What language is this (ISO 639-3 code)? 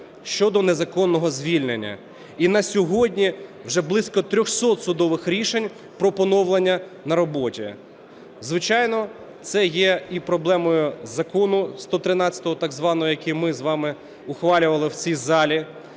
ukr